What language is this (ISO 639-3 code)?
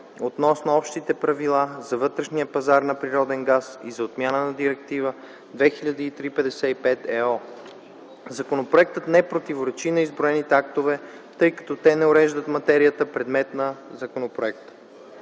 bul